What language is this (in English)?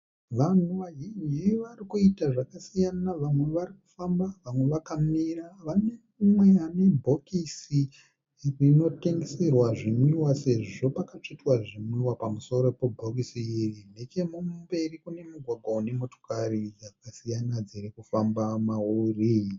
Shona